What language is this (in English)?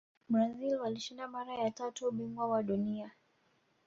Swahili